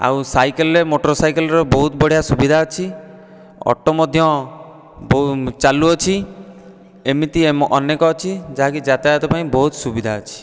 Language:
Odia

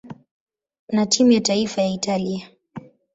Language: Swahili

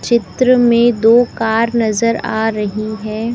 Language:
Hindi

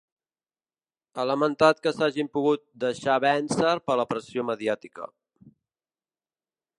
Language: Catalan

